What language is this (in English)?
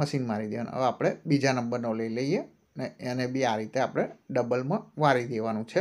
Gujarati